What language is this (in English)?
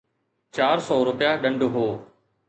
Sindhi